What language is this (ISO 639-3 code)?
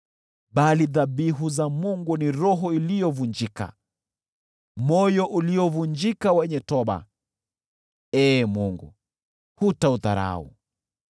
swa